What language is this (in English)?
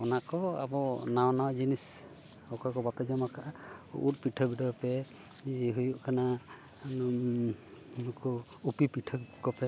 Santali